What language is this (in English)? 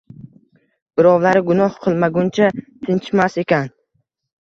Uzbek